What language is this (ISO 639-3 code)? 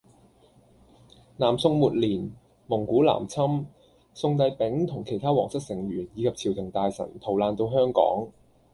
yue